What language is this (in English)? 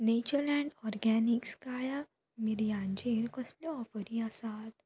Konkani